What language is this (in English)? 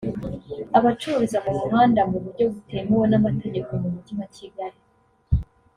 Kinyarwanda